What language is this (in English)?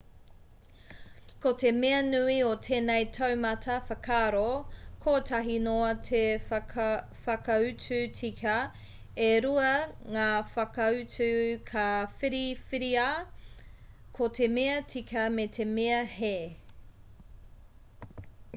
Māori